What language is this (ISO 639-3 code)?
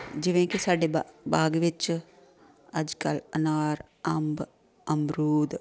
pan